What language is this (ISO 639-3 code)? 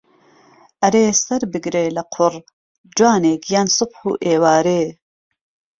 ckb